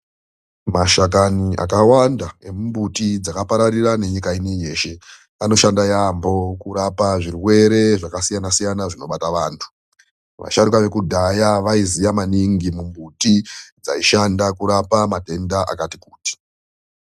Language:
Ndau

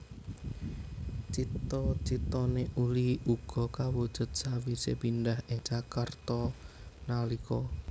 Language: Javanese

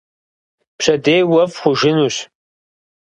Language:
Kabardian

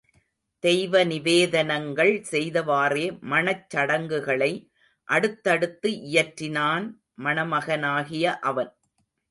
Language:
Tamil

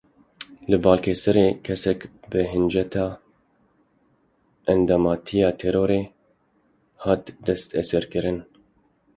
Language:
Kurdish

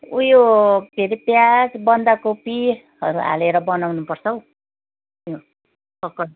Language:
Nepali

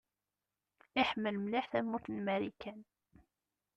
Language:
Kabyle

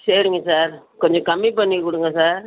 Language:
Tamil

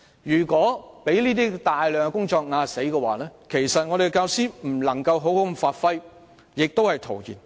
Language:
Cantonese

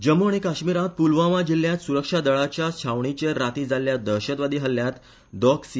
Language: Konkani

